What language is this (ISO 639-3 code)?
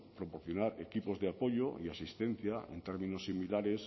spa